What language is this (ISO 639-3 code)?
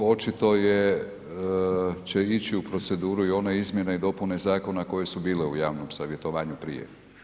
hrv